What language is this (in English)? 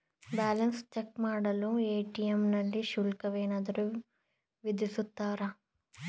Kannada